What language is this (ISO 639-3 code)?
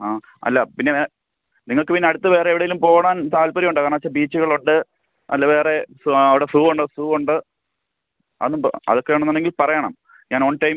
mal